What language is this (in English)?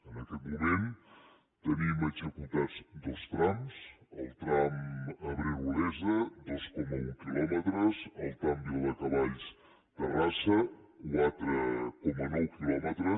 Catalan